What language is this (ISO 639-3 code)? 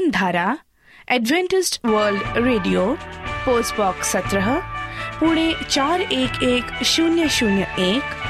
hin